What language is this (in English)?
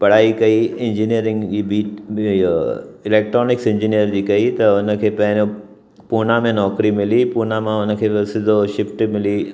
Sindhi